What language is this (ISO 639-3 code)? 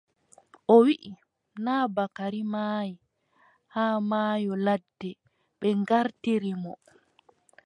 fub